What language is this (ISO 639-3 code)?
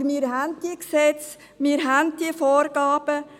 gsw